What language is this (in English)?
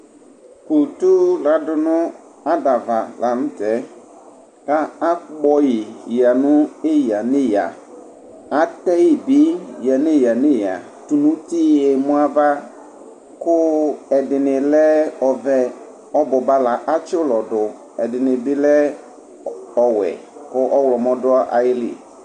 Ikposo